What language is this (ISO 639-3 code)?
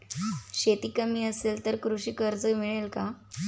mar